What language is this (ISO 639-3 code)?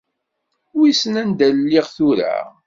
kab